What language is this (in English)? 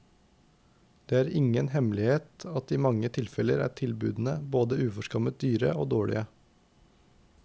Norwegian